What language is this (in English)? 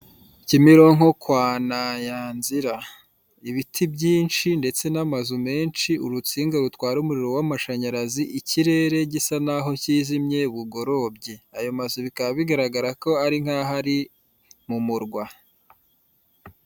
Kinyarwanda